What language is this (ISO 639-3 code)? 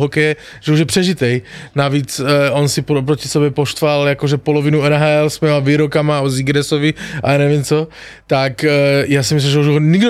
slk